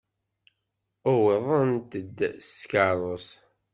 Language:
Kabyle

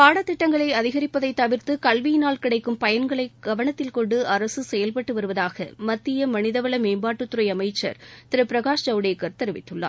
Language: Tamil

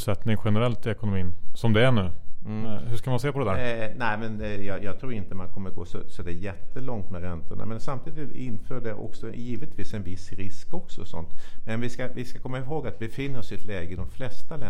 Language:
Swedish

